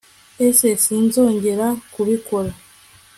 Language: Kinyarwanda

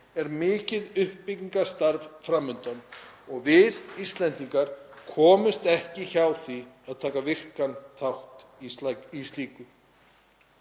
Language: Icelandic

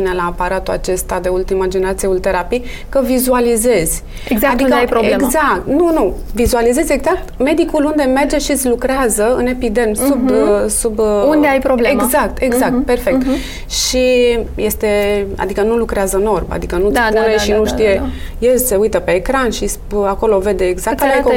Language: Romanian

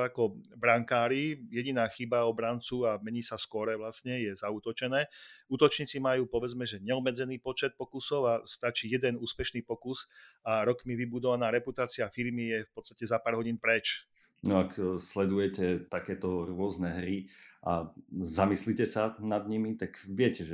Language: Slovak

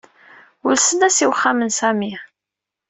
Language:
Kabyle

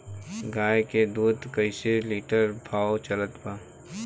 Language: Bhojpuri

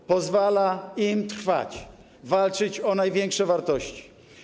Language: Polish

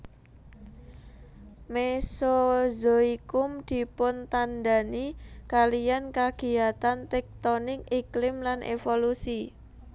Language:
Javanese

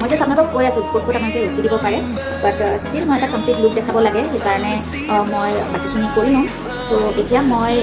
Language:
Vietnamese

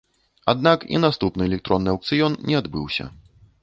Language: Belarusian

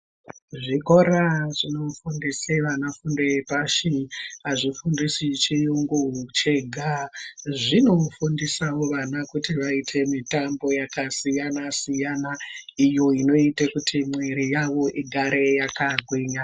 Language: Ndau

